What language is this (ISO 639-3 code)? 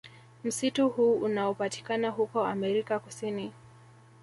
swa